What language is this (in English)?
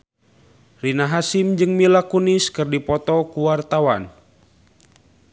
Sundanese